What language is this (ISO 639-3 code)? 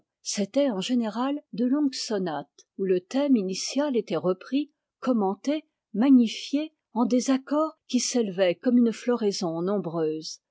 fra